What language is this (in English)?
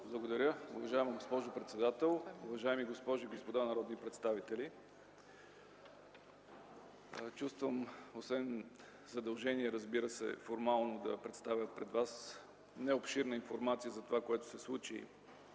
Bulgarian